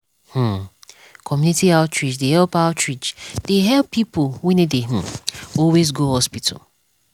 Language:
Nigerian Pidgin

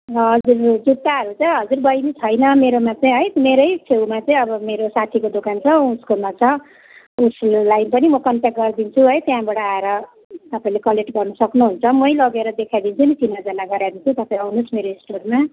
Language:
Nepali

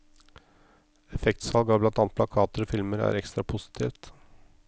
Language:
Norwegian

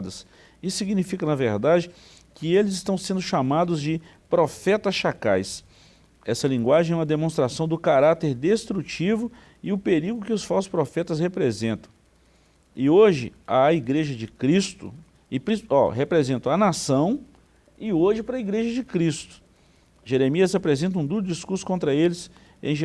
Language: Portuguese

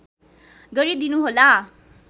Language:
Nepali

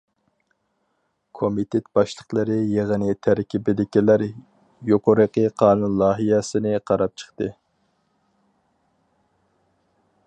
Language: Uyghur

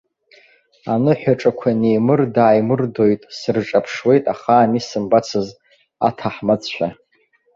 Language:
Abkhazian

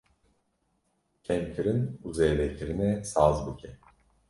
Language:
Kurdish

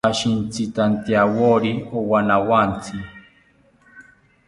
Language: South Ucayali Ashéninka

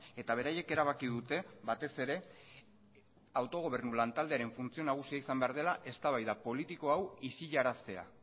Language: Basque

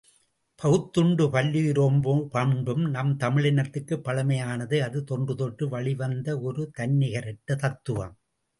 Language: Tamil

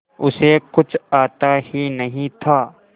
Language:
Hindi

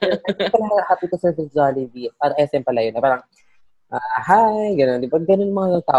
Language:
Filipino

